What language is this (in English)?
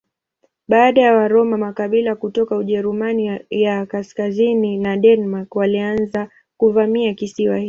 Swahili